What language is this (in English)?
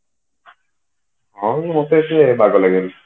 Odia